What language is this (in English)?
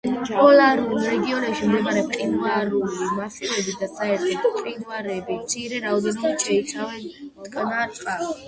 Georgian